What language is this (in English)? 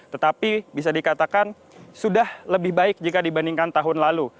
Indonesian